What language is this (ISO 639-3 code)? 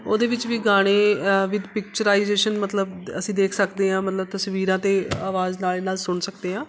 pan